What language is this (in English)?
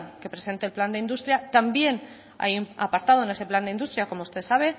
Spanish